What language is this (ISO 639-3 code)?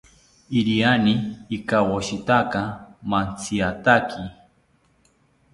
cpy